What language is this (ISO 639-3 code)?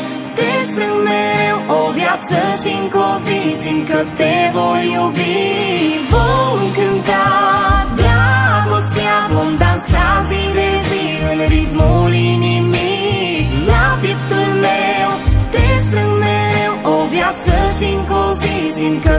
ron